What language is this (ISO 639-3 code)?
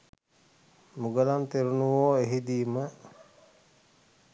sin